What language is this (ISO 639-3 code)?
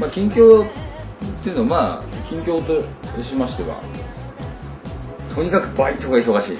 jpn